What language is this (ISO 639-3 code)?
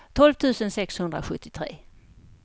swe